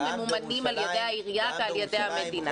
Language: Hebrew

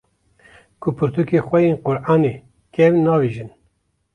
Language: Kurdish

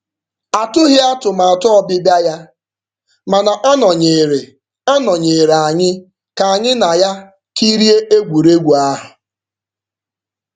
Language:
Igbo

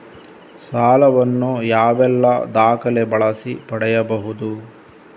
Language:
Kannada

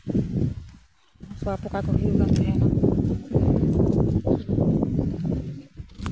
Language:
Santali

